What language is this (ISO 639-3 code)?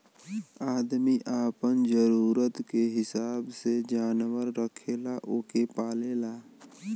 bho